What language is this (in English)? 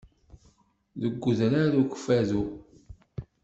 Kabyle